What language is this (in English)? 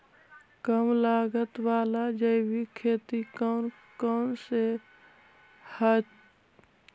Magahi